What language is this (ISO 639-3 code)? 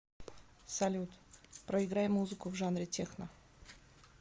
rus